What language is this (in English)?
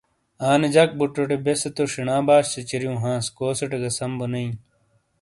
Shina